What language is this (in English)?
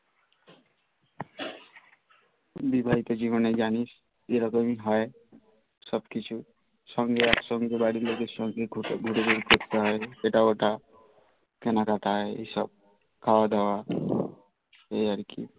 Bangla